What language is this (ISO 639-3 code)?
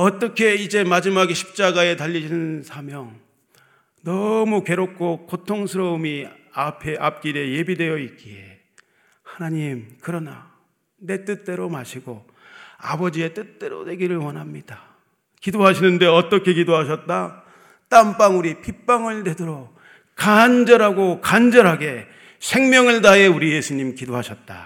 kor